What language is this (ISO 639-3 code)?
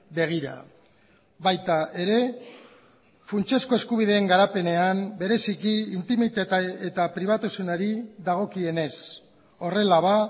eus